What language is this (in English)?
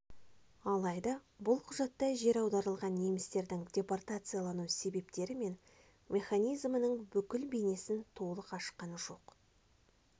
Kazakh